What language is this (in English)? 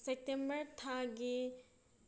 Manipuri